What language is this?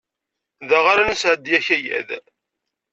Kabyle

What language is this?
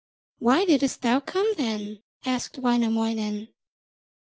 English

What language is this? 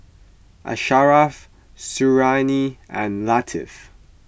English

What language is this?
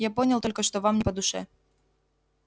Russian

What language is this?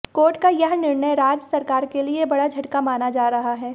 Hindi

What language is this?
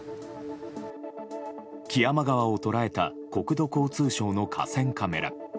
Japanese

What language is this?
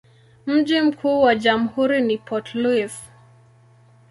Swahili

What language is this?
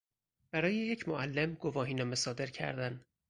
Persian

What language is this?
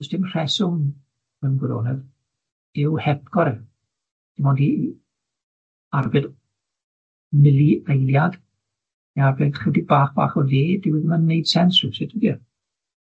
Welsh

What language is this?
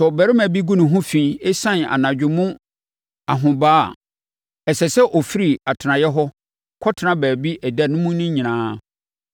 Akan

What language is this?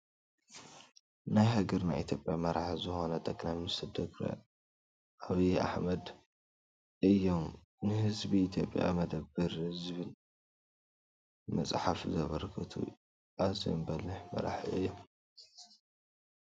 Tigrinya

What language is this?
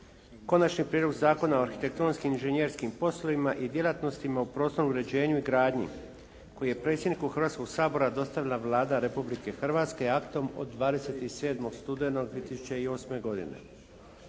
Croatian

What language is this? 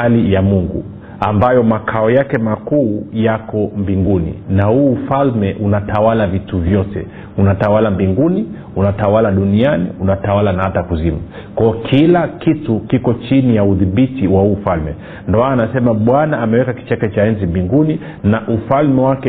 Swahili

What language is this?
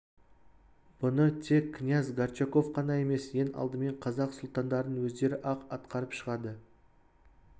Kazakh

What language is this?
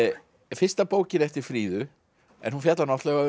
Icelandic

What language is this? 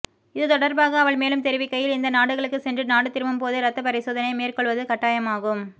Tamil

